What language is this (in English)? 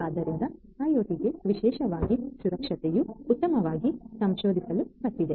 Kannada